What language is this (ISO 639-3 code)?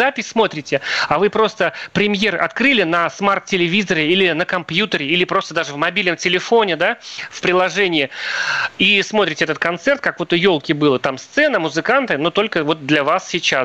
rus